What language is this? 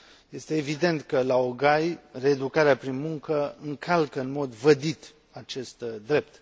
Romanian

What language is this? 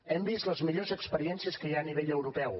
Catalan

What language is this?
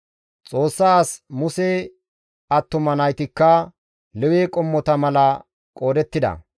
Gamo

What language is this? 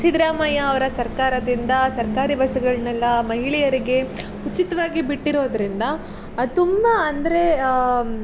Kannada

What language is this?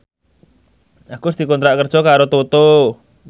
Javanese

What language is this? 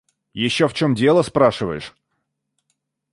Russian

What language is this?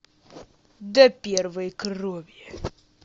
Russian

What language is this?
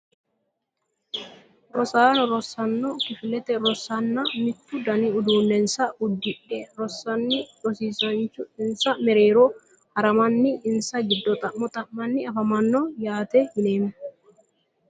Sidamo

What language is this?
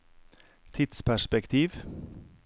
Norwegian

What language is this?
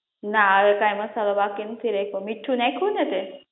Gujarati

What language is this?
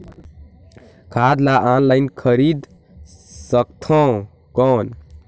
Chhattisgarhi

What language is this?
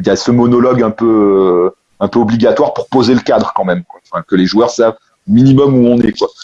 French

